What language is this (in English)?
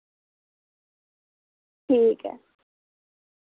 Dogri